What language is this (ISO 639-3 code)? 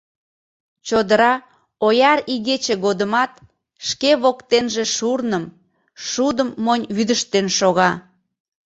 chm